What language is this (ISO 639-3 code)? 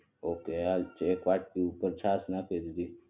guj